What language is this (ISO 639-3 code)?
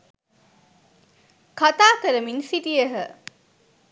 sin